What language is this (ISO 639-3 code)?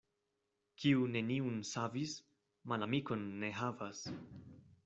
epo